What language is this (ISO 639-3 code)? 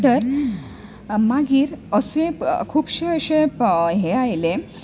kok